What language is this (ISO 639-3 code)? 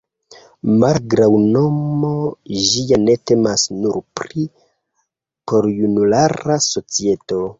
epo